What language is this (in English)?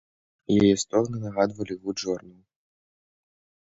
Belarusian